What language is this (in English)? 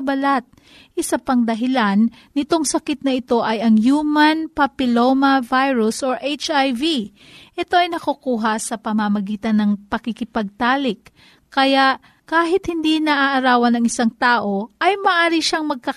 Filipino